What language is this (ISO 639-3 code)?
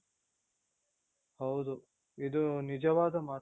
kan